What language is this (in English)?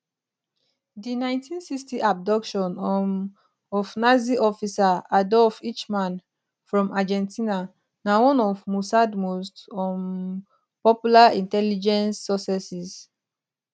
Nigerian Pidgin